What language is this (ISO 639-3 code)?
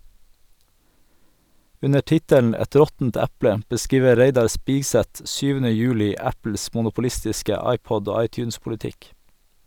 nor